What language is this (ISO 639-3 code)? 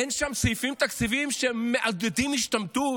heb